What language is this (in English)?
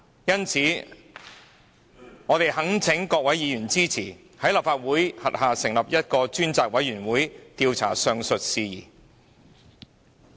Cantonese